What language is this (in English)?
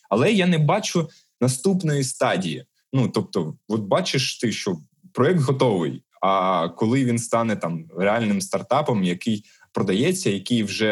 Ukrainian